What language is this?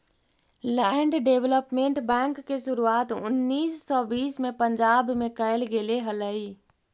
Magahi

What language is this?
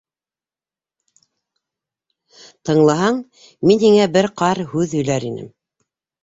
Bashkir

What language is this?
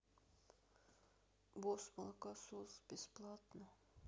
Russian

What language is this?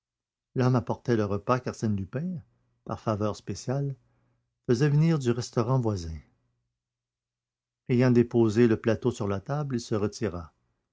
French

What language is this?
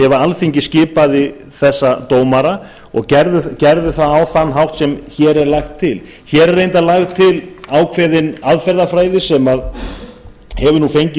Icelandic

